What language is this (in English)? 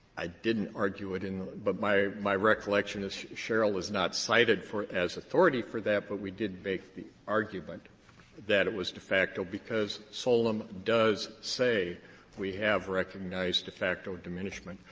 English